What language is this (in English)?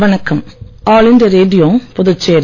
Tamil